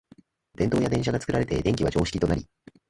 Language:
Japanese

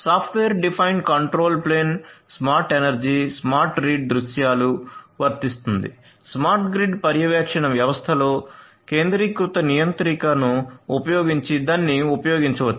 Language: Telugu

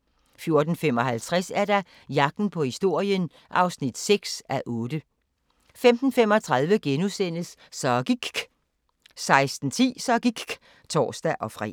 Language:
Danish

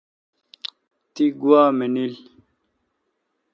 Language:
Kalkoti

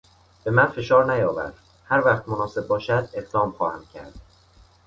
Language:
Persian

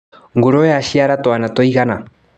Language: Kikuyu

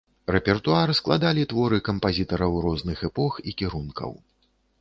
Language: Belarusian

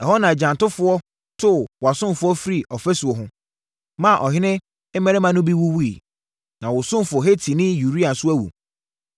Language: Akan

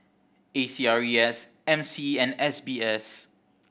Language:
English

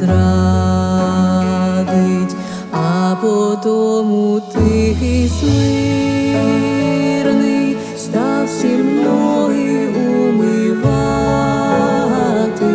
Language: Ukrainian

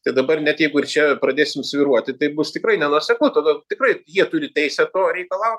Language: Lithuanian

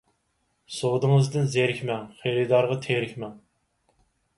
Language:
Uyghur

